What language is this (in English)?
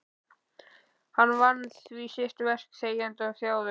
Icelandic